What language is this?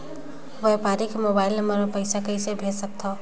Chhattisgarhi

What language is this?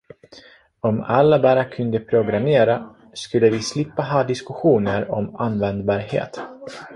Swedish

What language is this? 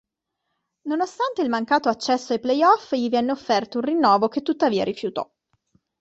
Italian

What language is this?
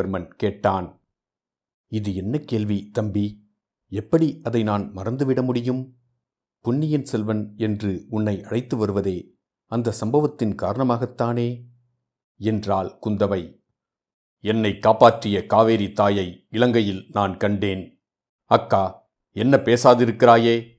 Tamil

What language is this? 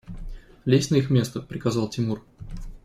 Russian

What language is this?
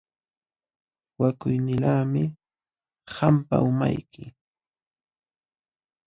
Jauja Wanca Quechua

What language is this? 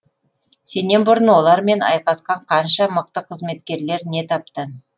Kazakh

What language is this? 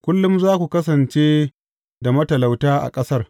Hausa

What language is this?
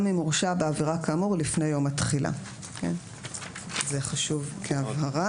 Hebrew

